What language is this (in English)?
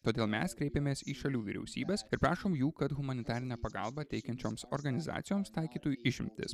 Lithuanian